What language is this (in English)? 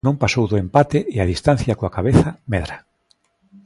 Galician